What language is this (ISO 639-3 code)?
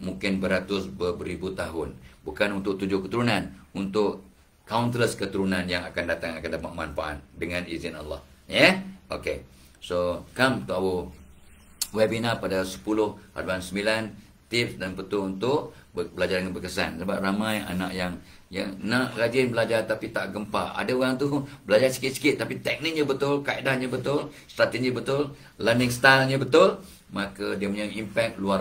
msa